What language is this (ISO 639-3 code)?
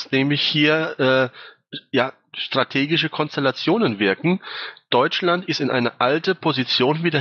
deu